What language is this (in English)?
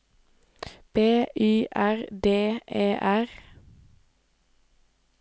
Norwegian